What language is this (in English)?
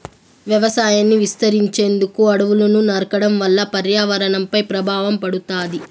Telugu